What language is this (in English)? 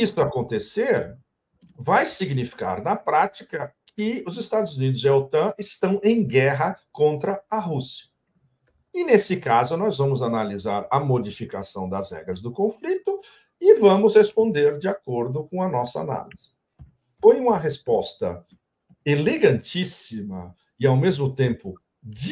Portuguese